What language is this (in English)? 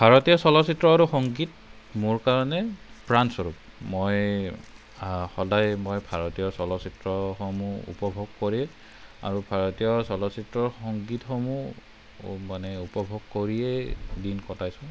Assamese